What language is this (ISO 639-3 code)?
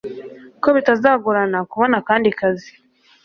kin